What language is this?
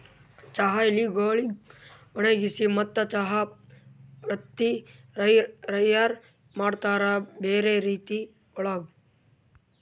Kannada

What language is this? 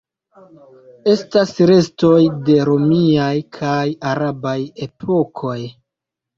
Esperanto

